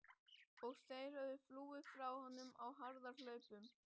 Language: Icelandic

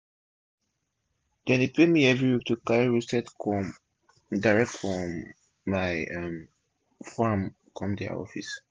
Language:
Nigerian Pidgin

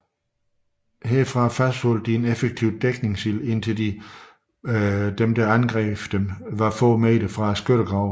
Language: Danish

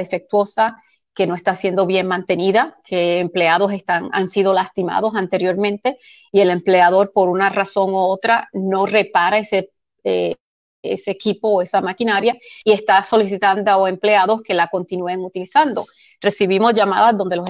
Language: Spanish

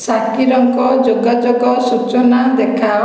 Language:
Odia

